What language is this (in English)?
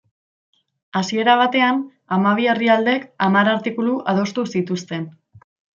Basque